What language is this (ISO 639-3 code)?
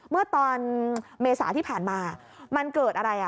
tha